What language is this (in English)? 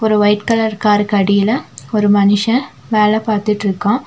Tamil